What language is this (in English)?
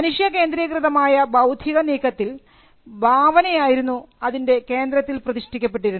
Malayalam